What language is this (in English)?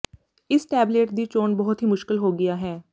Punjabi